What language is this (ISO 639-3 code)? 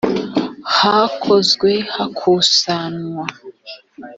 kin